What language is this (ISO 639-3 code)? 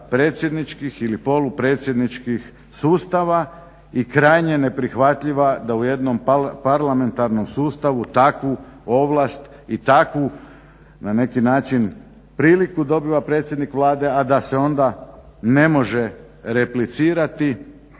hrv